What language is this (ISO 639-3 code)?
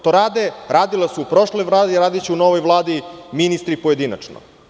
srp